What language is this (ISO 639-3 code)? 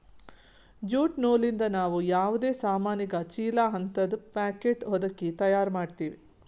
kan